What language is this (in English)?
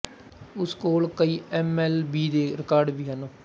Punjabi